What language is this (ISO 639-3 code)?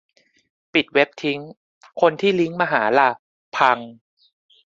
tha